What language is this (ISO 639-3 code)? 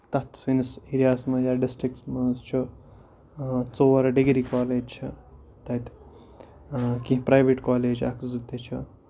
kas